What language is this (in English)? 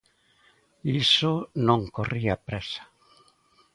Galician